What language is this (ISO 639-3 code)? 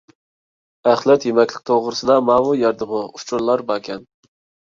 uig